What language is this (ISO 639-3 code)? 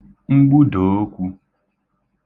ibo